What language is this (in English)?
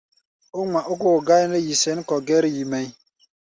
Gbaya